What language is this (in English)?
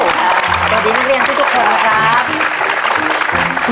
Thai